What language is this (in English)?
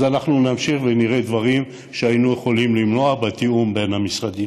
Hebrew